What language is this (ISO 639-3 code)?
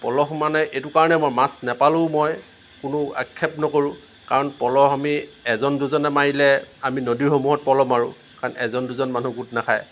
asm